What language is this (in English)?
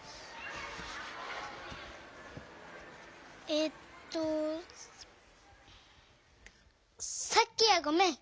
Japanese